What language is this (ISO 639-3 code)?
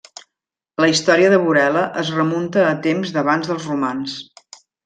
cat